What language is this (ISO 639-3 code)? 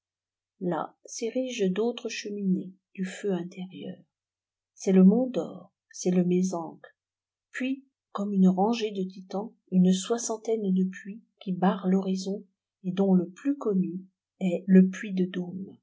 fra